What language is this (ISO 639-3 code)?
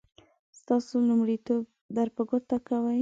pus